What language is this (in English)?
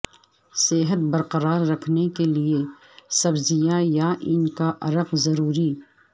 Urdu